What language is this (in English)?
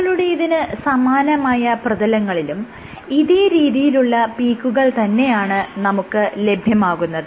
Malayalam